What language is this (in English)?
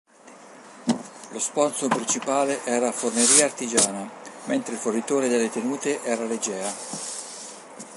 Italian